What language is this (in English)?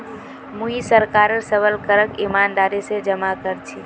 Magahi